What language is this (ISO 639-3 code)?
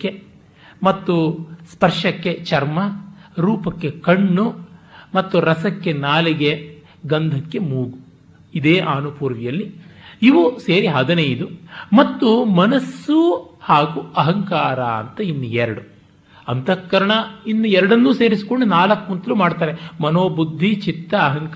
kan